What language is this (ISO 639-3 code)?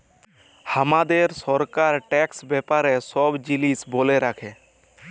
ben